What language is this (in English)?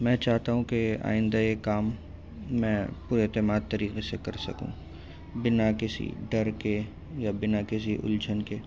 Urdu